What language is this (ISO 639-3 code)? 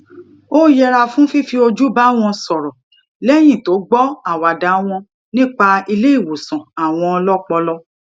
yor